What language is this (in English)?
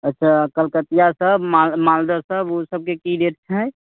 Maithili